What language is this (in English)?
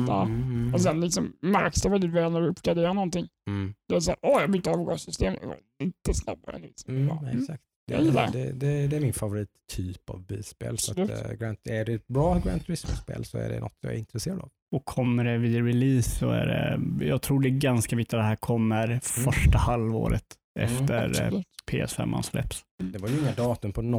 Swedish